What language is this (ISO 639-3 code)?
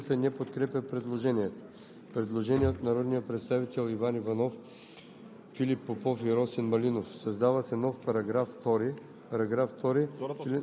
bul